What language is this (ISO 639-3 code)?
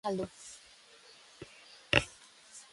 eus